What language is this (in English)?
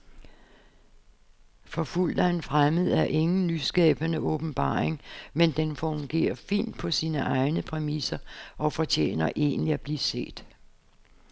Danish